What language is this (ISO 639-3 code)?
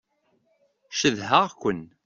kab